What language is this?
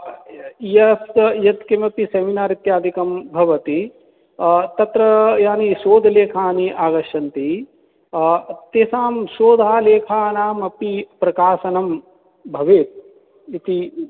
Sanskrit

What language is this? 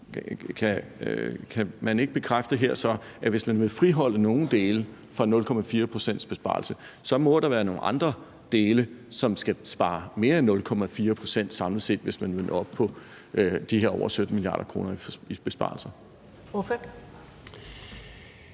Danish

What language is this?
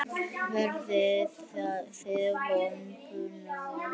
Icelandic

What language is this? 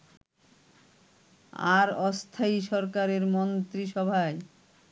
Bangla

